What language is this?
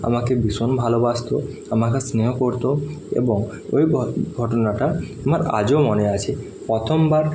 Bangla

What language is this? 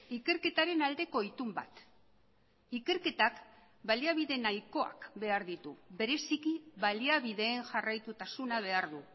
Basque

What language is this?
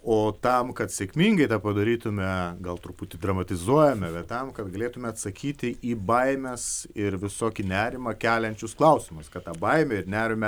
Lithuanian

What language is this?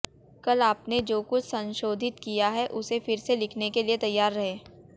Hindi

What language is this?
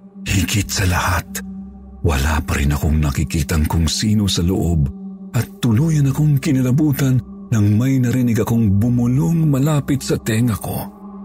Filipino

